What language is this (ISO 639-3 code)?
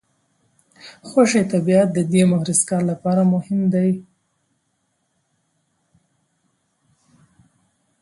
pus